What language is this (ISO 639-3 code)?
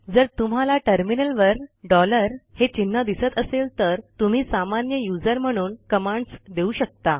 mar